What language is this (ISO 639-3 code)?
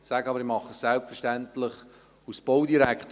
gsw